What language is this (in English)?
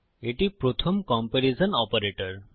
Bangla